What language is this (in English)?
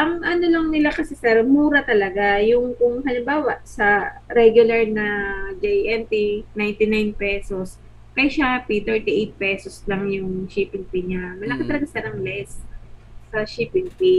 Filipino